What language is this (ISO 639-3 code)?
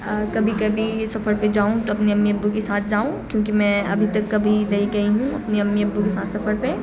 urd